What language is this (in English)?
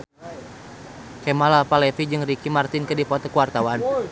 Sundanese